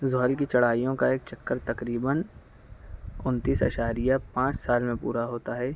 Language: Urdu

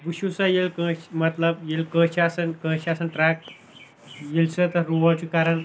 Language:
Kashmiri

